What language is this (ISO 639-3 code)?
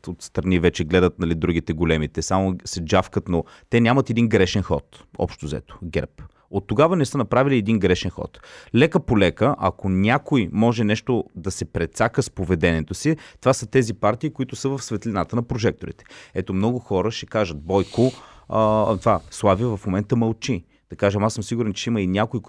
bul